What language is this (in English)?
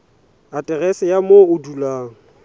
Southern Sotho